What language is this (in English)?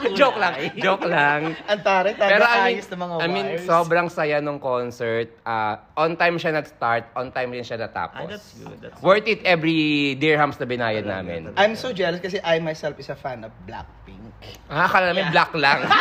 Filipino